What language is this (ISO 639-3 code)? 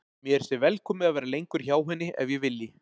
isl